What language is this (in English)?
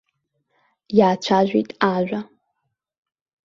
Abkhazian